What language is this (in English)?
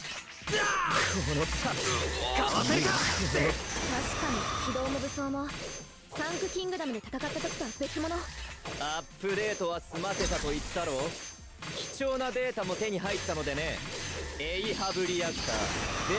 Japanese